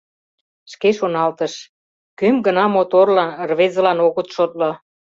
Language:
Mari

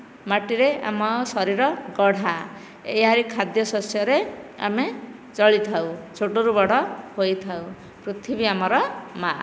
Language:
Odia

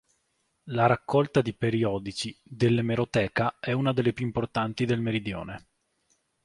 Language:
Italian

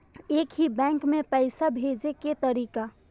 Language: Maithili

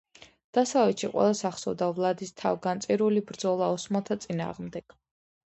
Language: Georgian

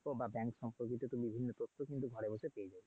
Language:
Bangla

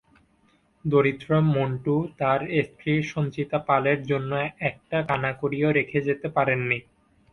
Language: Bangla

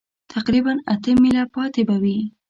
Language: Pashto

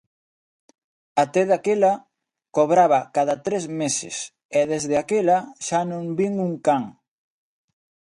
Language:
Galician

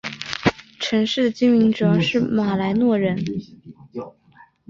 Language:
Chinese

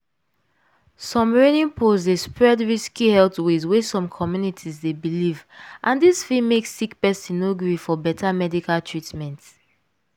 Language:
Nigerian Pidgin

